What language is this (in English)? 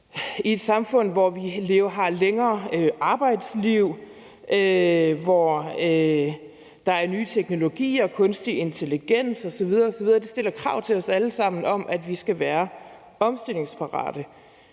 Danish